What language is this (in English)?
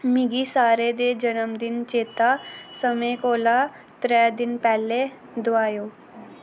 Dogri